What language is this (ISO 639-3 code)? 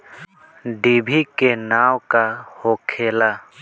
bho